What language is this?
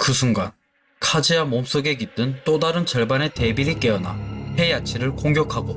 Korean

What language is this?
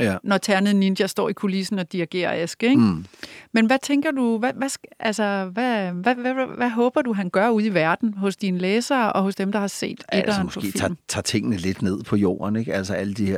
Danish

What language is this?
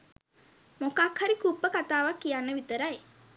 Sinhala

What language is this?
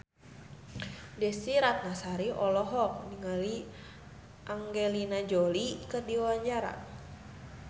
Sundanese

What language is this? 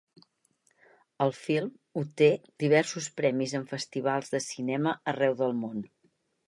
Catalan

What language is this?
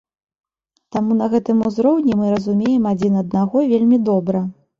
Belarusian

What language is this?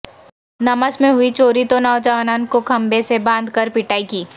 Urdu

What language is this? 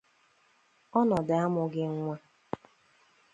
Igbo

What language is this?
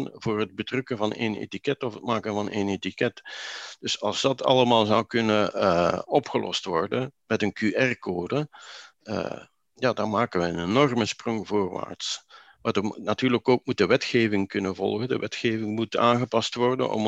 Dutch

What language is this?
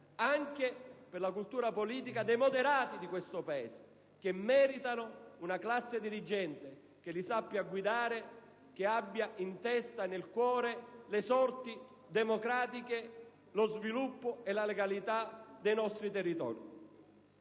Italian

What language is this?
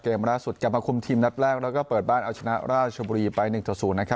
Thai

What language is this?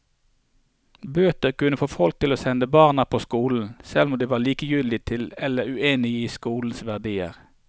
Norwegian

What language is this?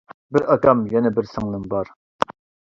Uyghur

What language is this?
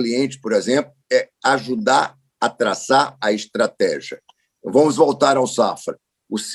Portuguese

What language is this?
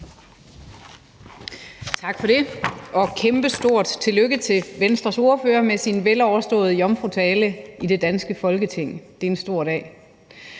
Danish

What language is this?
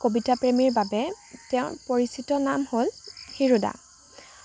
Assamese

